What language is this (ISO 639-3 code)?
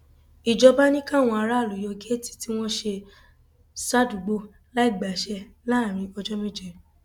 yor